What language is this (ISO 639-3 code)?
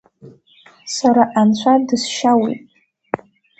abk